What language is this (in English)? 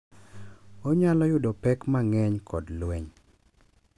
Luo (Kenya and Tanzania)